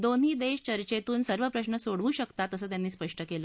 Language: Marathi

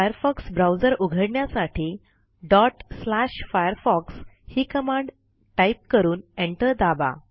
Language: Marathi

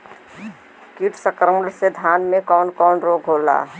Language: Bhojpuri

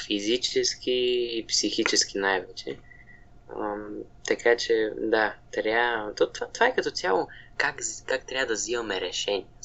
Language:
Bulgarian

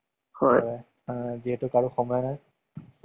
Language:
Assamese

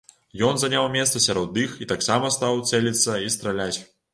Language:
Belarusian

